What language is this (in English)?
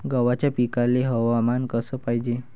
Marathi